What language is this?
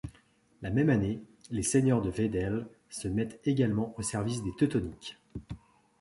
French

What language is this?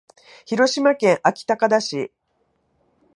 Japanese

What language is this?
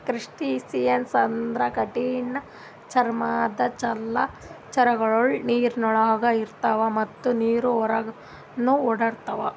Kannada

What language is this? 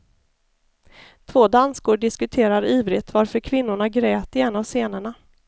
Swedish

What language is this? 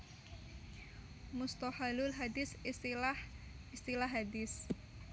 Javanese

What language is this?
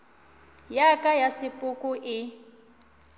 Northern Sotho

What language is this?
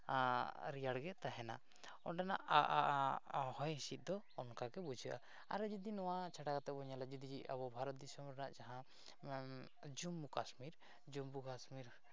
Santali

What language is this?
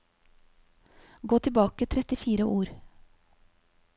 Norwegian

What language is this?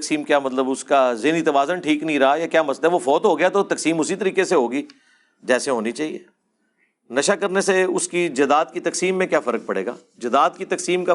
Urdu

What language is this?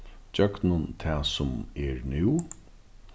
Faroese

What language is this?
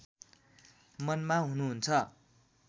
Nepali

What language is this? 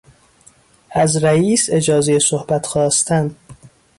Persian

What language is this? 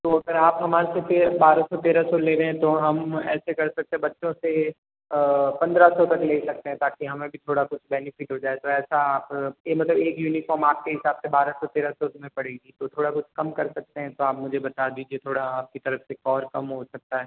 Hindi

